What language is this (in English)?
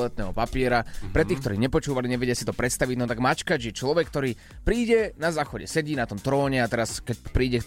Slovak